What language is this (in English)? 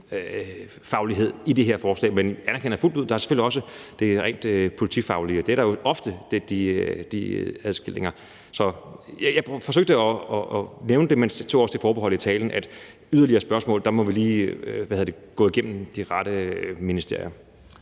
Danish